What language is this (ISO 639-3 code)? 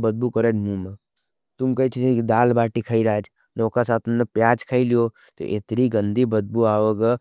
noe